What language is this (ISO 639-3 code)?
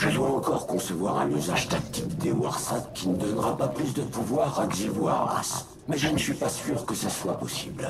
fra